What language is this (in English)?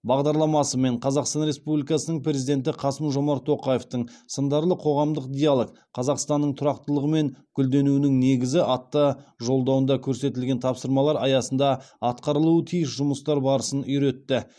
Kazakh